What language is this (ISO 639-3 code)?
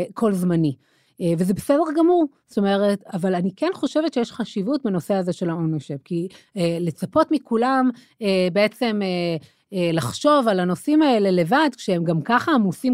heb